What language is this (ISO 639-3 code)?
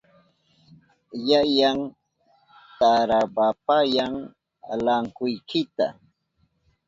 qup